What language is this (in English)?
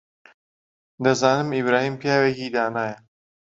Central Kurdish